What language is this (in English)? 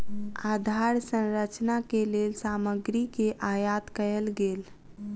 Maithili